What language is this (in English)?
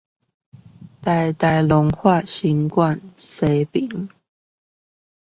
Chinese